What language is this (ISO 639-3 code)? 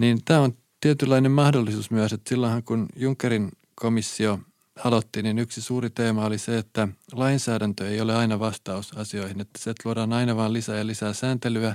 fin